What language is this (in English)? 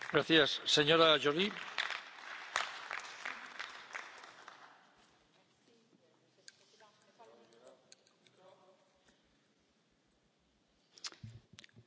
French